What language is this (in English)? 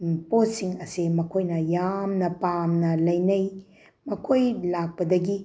Manipuri